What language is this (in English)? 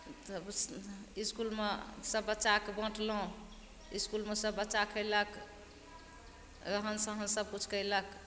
Maithili